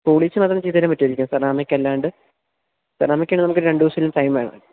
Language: Malayalam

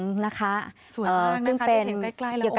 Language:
Thai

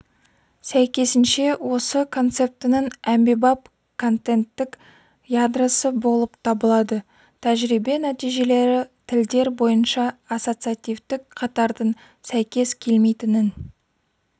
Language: Kazakh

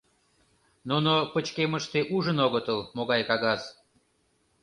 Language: Mari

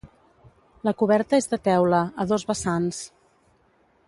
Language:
Catalan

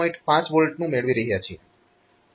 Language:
Gujarati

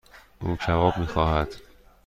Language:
Persian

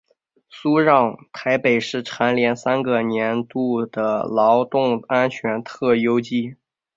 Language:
Chinese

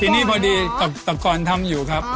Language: Thai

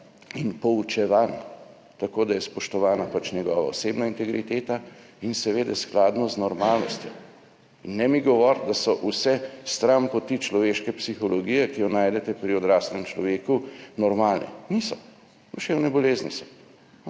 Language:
Slovenian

